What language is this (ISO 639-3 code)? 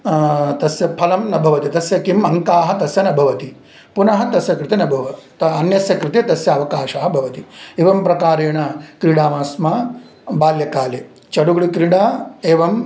san